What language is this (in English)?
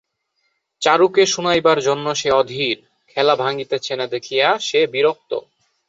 Bangla